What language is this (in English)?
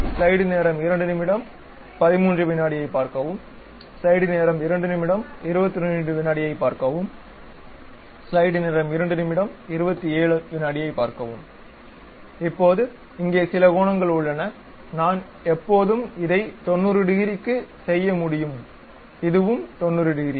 Tamil